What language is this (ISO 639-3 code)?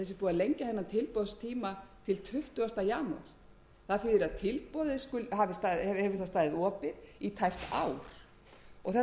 isl